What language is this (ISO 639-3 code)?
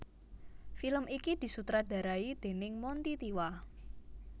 jav